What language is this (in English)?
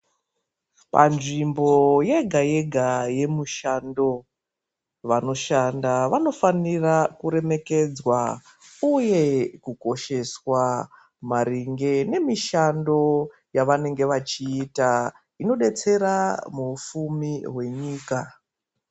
Ndau